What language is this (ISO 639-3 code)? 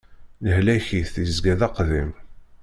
kab